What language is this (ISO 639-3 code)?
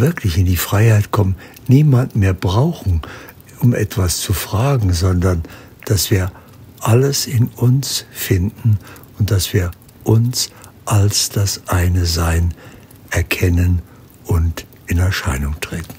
deu